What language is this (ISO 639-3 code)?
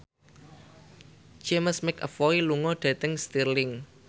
jav